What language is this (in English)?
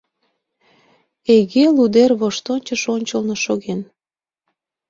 Mari